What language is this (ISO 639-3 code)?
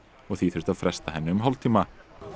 isl